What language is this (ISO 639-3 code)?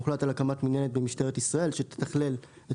heb